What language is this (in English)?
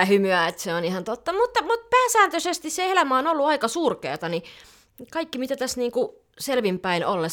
Finnish